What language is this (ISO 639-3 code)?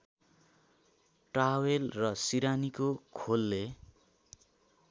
nep